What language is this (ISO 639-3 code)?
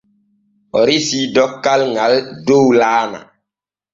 fue